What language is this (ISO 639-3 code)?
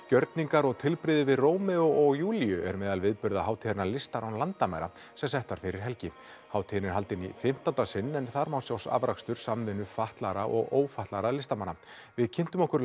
isl